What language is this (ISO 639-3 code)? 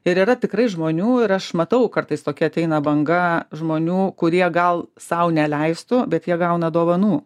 lit